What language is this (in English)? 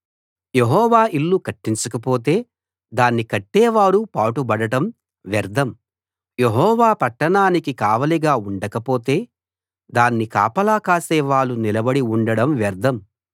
Telugu